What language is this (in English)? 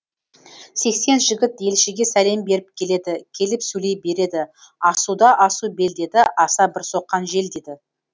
Kazakh